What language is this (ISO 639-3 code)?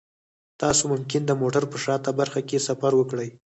pus